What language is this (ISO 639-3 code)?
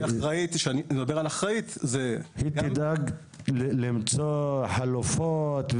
heb